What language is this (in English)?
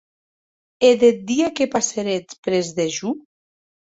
Occitan